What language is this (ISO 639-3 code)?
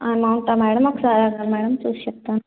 tel